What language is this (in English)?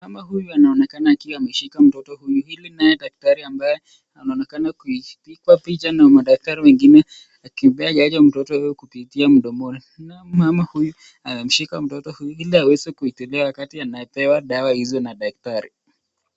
Swahili